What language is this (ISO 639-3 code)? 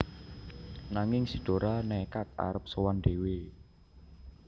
jav